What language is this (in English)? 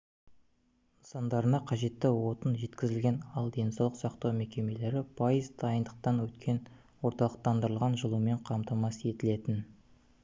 Kazakh